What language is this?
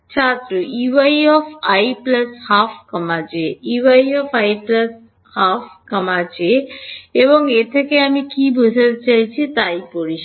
Bangla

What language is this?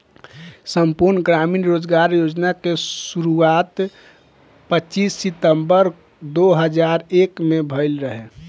Bhojpuri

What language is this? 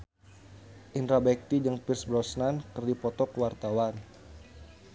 Sundanese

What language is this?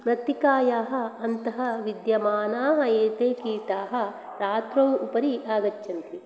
Sanskrit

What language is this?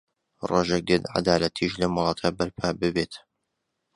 Central Kurdish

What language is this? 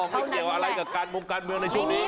Thai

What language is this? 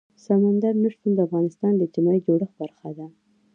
Pashto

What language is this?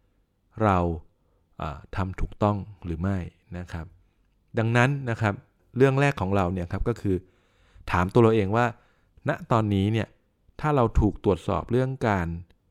Thai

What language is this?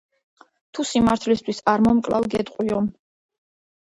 Georgian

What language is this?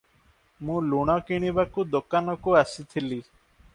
Odia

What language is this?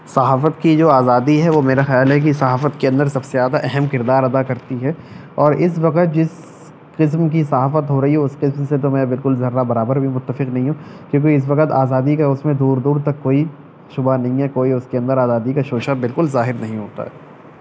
Urdu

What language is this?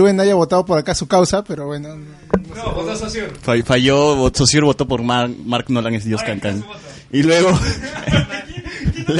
Spanish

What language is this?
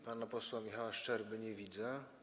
Polish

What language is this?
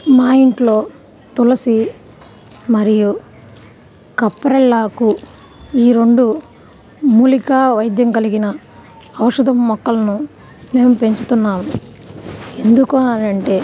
Telugu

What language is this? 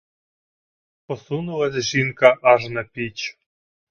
Ukrainian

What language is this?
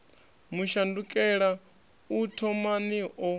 Venda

